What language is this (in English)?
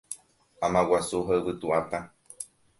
Guarani